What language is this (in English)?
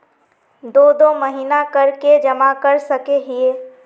Magahi